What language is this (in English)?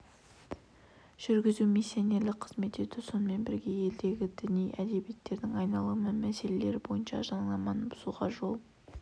Kazakh